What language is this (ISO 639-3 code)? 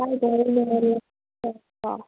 mni